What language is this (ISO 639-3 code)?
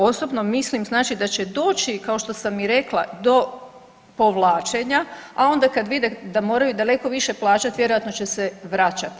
hrv